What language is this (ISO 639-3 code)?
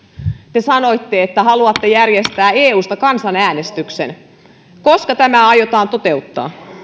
fin